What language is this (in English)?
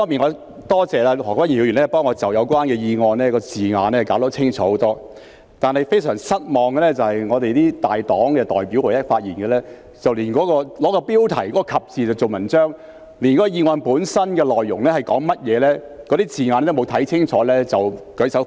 Cantonese